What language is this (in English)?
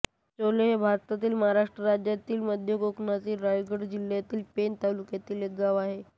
Marathi